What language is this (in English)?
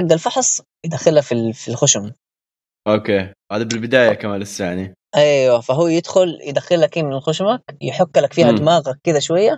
Arabic